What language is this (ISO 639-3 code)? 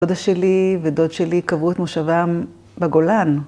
heb